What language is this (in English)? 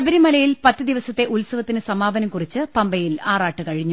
Malayalam